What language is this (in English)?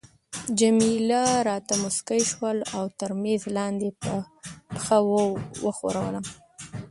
Pashto